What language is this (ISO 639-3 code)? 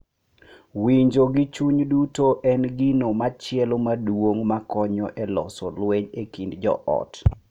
luo